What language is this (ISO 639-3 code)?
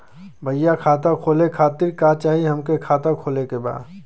bho